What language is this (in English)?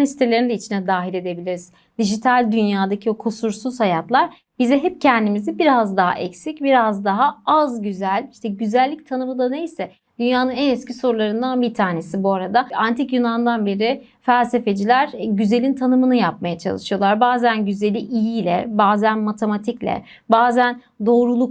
Turkish